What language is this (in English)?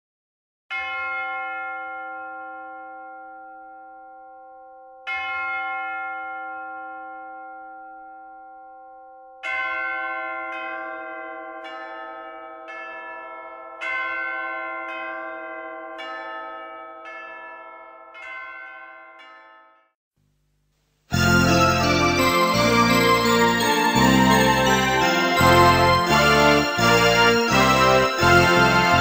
Korean